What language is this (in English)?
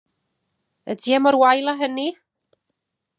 Welsh